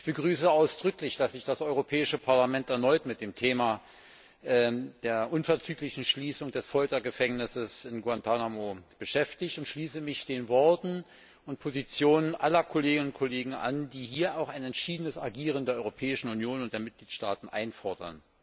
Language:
German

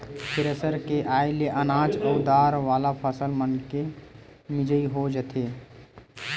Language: Chhattisgarhi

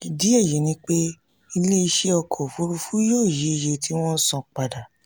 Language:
Yoruba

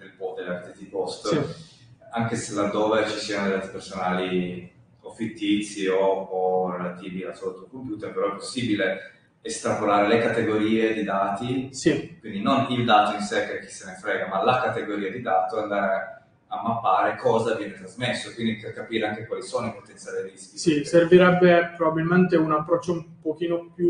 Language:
Italian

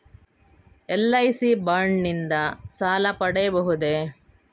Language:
Kannada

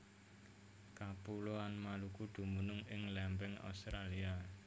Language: Javanese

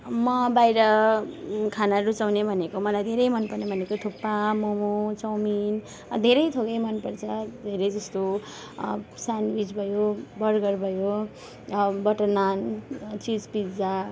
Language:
Nepali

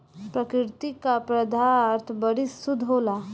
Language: Bhojpuri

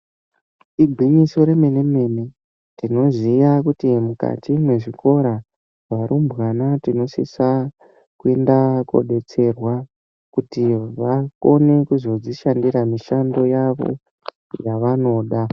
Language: Ndau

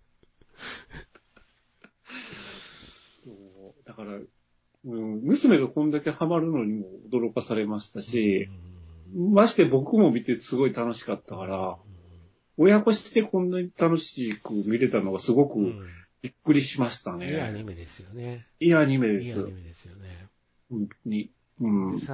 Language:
Japanese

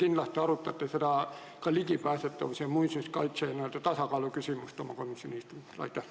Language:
Estonian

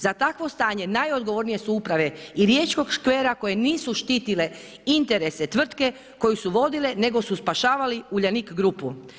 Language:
Croatian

